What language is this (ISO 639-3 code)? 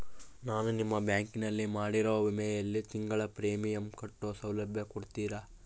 kan